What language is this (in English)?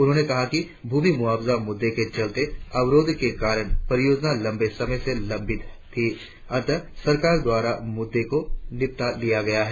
Hindi